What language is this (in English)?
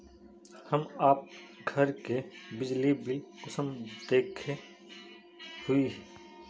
Magahi